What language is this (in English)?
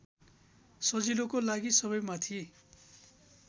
Nepali